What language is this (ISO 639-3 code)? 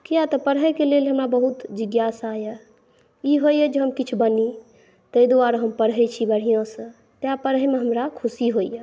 mai